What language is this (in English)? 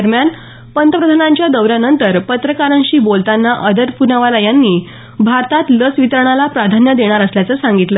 Marathi